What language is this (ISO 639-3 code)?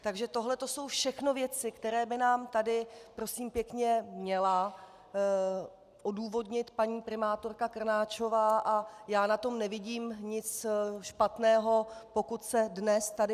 ces